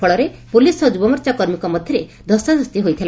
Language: Odia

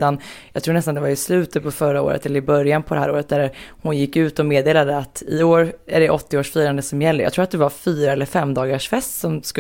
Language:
Swedish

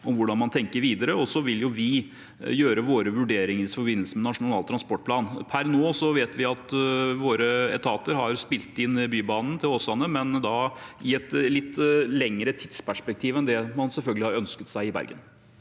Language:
Norwegian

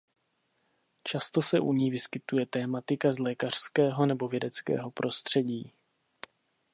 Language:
Czech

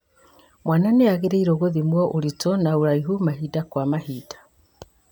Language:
Kikuyu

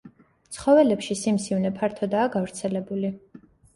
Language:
Georgian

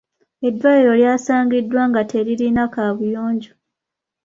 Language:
Ganda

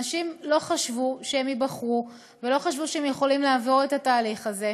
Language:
Hebrew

